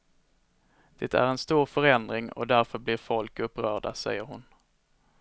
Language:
Swedish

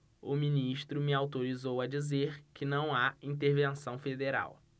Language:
Portuguese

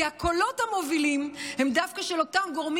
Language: Hebrew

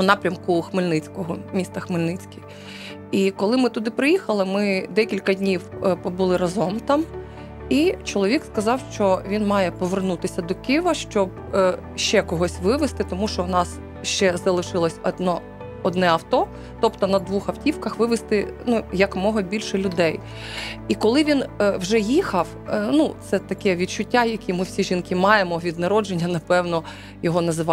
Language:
Ukrainian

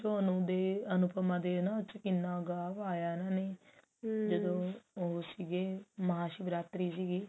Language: Punjabi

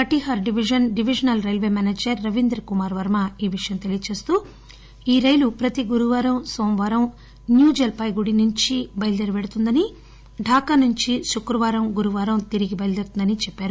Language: Telugu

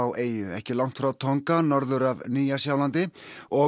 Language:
Icelandic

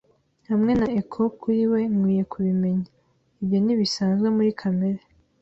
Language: Kinyarwanda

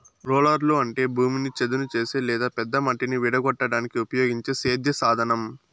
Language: Telugu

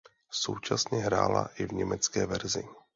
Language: Czech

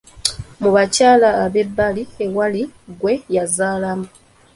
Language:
Ganda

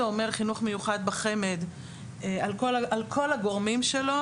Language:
Hebrew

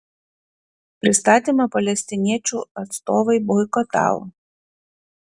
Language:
Lithuanian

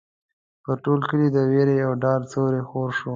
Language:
Pashto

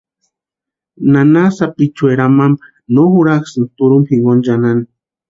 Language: Western Highland Purepecha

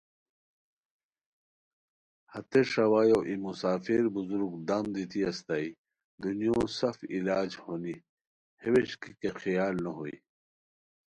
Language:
Khowar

